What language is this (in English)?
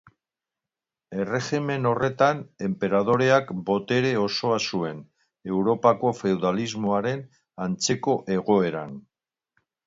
Basque